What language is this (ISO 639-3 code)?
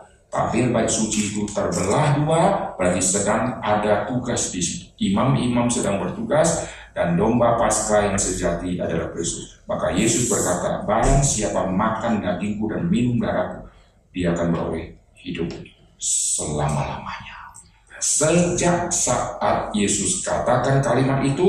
ind